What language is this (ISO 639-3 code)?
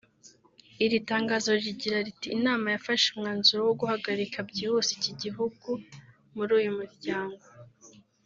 kin